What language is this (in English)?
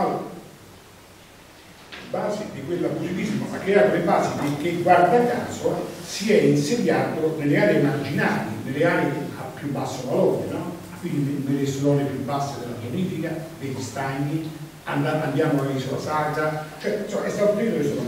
Italian